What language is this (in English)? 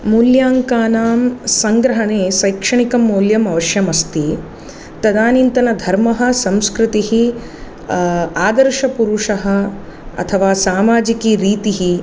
Sanskrit